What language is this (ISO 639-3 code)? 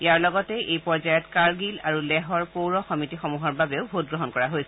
asm